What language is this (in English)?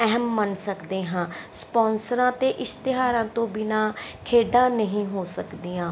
Punjabi